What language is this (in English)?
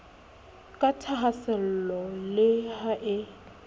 Southern Sotho